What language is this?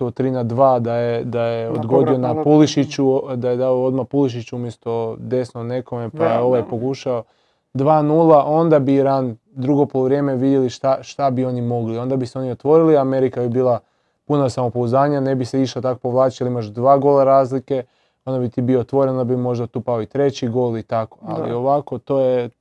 Croatian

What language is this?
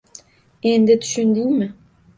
Uzbek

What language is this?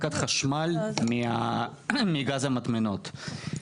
Hebrew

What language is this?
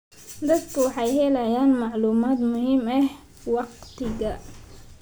Somali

